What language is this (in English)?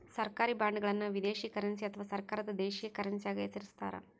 Kannada